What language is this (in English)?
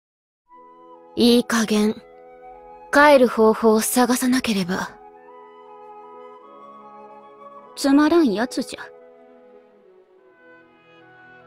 Japanese